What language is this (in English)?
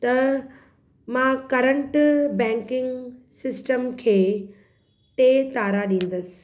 Sindhi